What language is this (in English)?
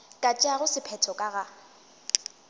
Northern Sotho